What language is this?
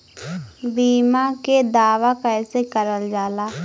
Bhojpuri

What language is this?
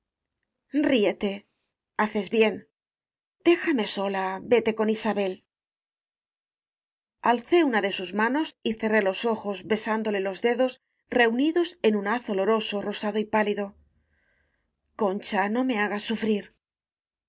Spanish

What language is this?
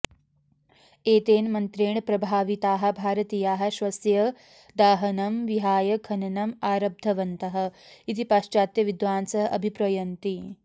Sanskrit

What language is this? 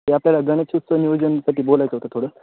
Marathi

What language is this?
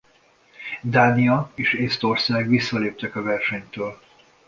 Hungarian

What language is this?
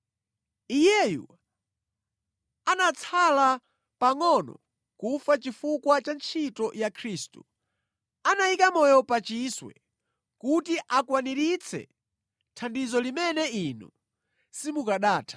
Nyanja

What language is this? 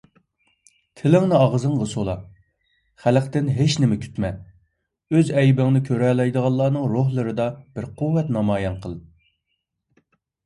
Uyghur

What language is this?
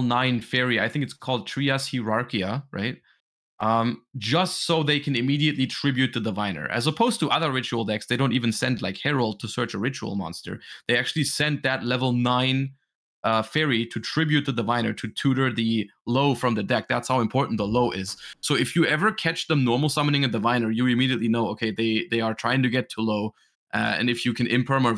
English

